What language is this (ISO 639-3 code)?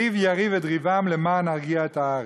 heb